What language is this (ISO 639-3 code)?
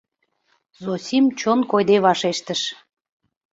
chm